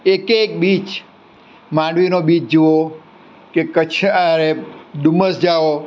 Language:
Gujarati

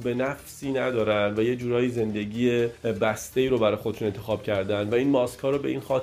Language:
Persian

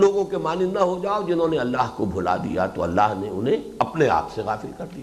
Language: Urdu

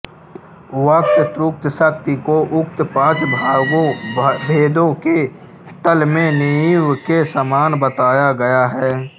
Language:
Hindi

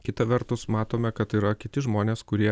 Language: Lithuanian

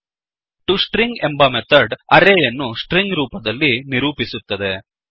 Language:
Kannada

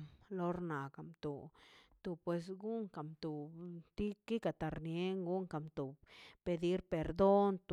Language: Mazaltepec Zapotec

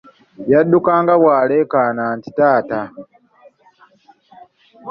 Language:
Ganda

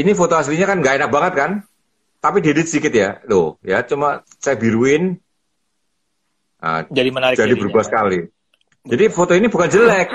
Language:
Indonesian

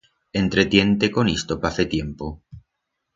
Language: Aragonese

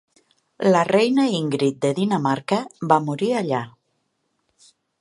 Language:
Catalan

